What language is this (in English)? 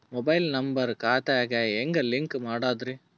Kannada